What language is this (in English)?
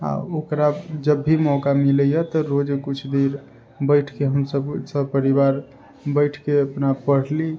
Maithili